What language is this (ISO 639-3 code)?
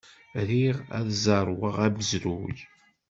kab